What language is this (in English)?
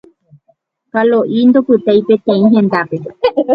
Guarani